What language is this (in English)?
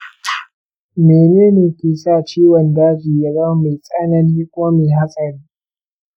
Hausa